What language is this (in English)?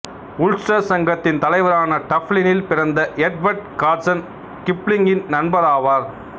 Tamil